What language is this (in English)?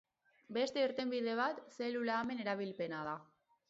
Basque